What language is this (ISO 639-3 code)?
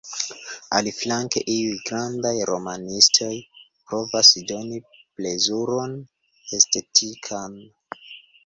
epo